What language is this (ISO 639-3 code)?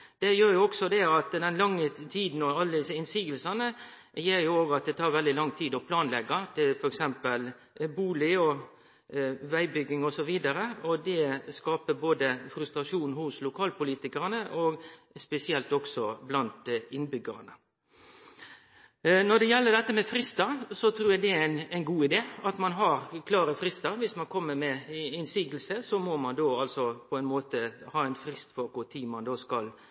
nno